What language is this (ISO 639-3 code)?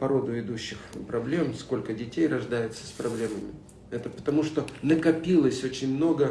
rus